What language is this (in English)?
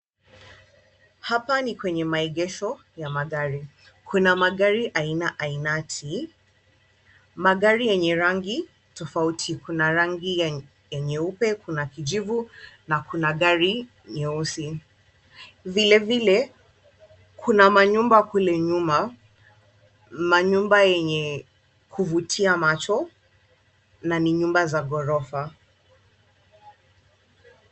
Swahili